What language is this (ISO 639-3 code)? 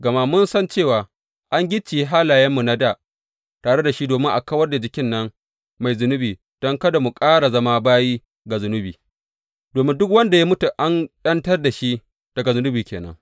hau